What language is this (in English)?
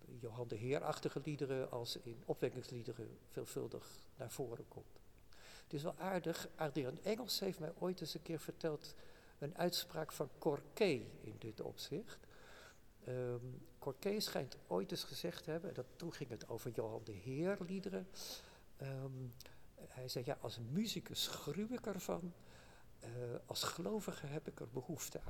Dutch